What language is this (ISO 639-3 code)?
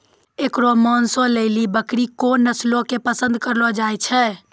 mai